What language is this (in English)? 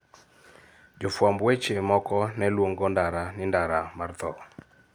Luo (Kenya and Tanzania)